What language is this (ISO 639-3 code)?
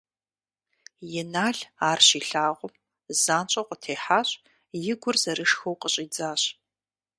kbd